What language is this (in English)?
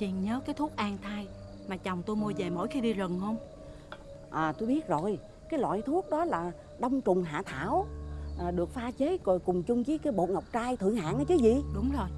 Vietnamese